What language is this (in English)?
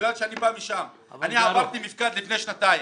Hebrew